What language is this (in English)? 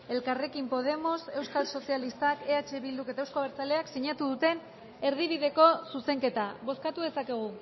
Basque